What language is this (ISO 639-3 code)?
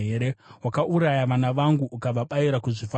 sna